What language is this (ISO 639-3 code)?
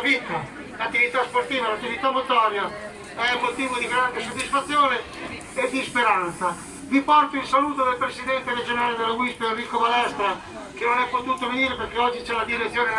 ita